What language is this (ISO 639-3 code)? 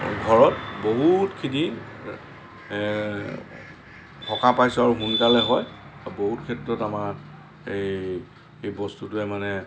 asm